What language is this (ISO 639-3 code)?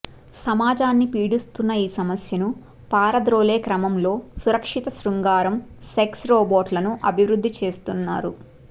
tel